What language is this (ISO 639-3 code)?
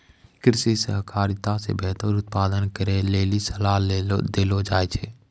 mai